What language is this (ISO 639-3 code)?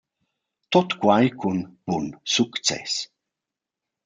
roh